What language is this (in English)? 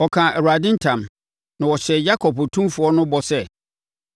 Akan